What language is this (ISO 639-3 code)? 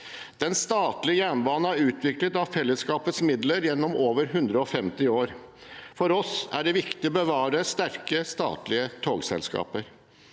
nor